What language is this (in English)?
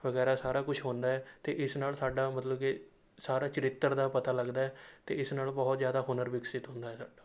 Punjabi